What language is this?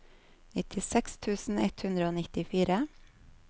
Norwegian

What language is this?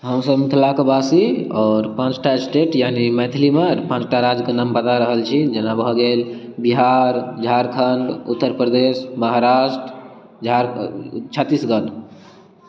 Maithili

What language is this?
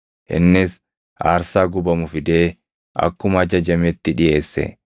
Oromo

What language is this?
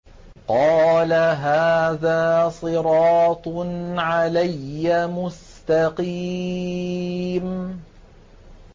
Arabic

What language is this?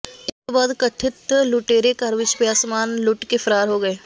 Punjabi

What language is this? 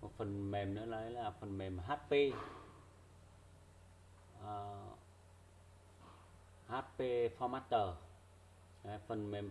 Vietnamese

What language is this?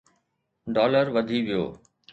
Sindhi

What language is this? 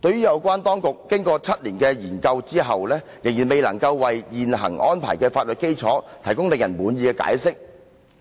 Cantonese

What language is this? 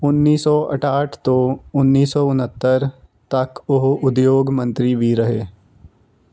Punjabi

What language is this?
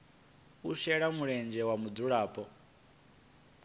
Venda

